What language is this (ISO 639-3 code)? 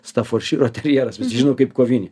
lit